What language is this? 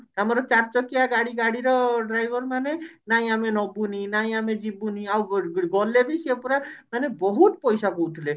Odia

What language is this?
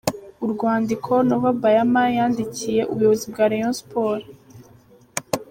Kinyarwanda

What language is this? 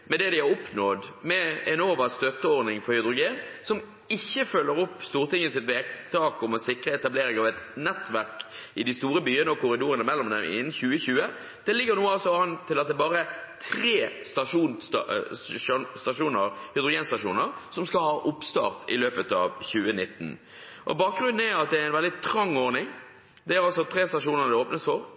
Norwegian Bokmål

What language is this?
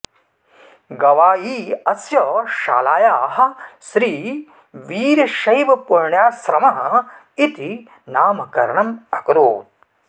Sanskrit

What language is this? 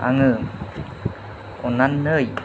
Bodo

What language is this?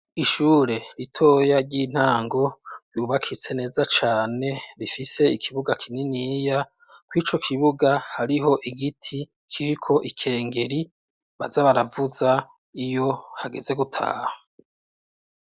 Rundi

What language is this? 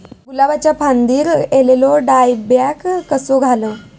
Marathi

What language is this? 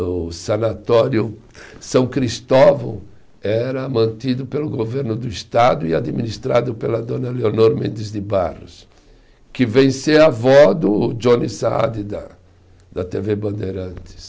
Portuguese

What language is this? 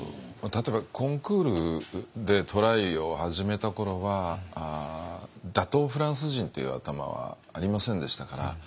Japanese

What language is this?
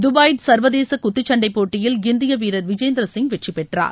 Tamil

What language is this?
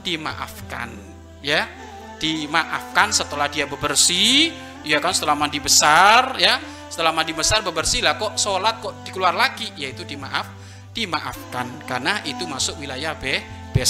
Indonesian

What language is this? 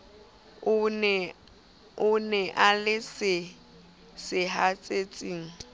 Southern Sotho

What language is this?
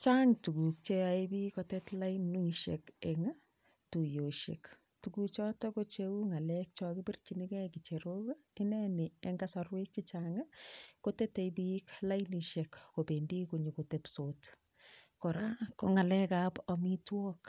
Kalenjin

